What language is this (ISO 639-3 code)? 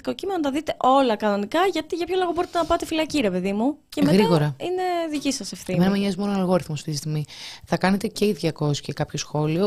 ell